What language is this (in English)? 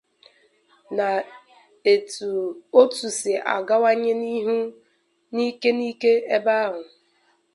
Igbo